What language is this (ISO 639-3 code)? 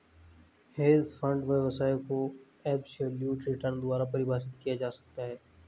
hin